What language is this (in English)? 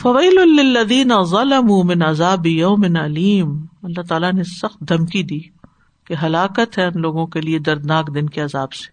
Urdu